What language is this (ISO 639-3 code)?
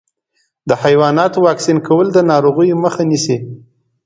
pus